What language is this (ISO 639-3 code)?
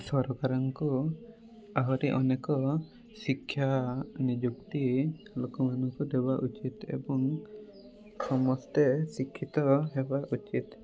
ori